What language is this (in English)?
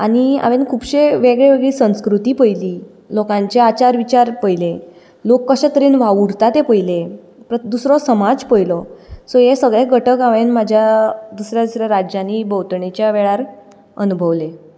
Konkani